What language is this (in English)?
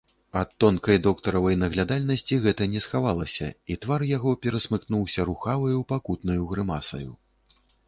Belarusian